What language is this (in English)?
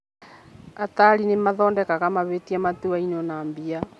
Kikuyu